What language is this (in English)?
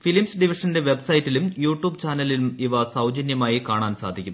Malayalam